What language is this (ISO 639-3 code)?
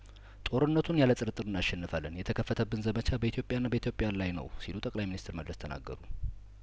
amh